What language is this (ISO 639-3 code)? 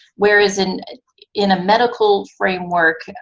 eng